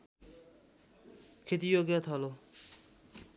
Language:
Nepali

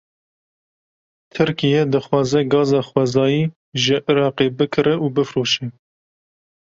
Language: Kurdish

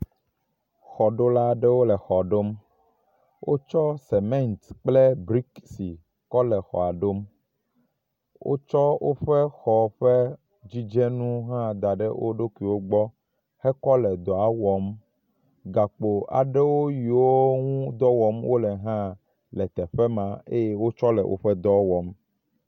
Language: Ewe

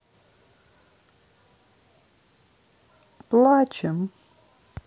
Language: Russian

